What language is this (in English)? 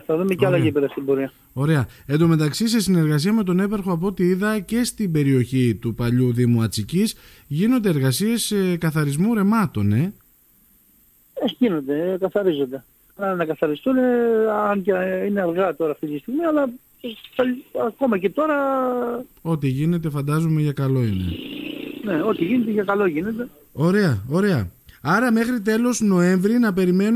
Greek